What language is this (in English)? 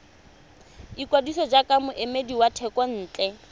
Tswana